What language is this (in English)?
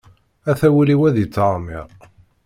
Kabyle